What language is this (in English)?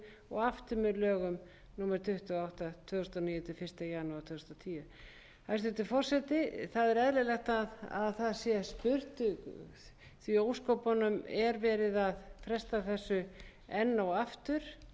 Icelandic